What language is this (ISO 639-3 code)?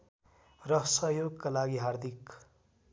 nep